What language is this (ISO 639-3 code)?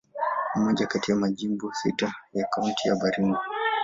swa